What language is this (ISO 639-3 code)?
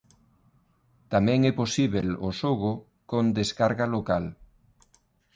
glg